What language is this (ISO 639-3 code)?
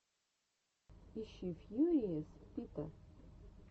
rus